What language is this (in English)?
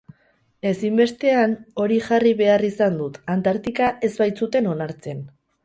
Basque